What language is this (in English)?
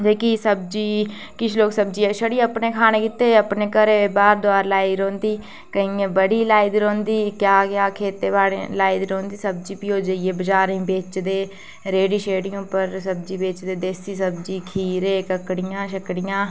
Dogri